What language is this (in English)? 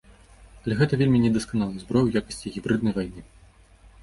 Belarusian